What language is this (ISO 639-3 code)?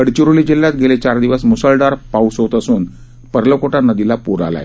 mar